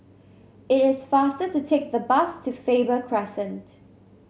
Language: English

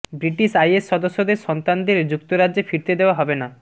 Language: Bangla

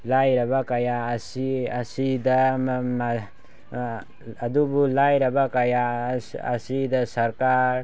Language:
Manipuri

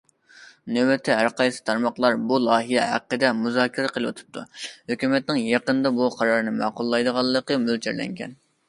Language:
Uyghur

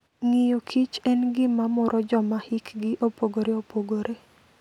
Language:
Luo (Kenya and Tanzania)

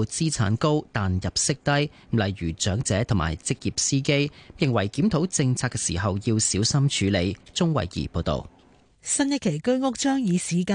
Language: Chinese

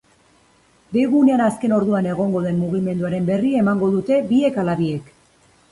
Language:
Basque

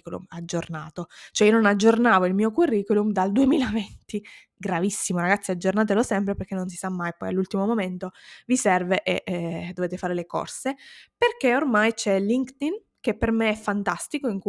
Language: Italian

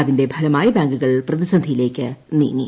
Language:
Malayalam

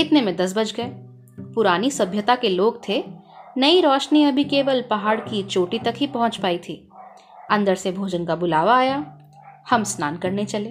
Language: Hindi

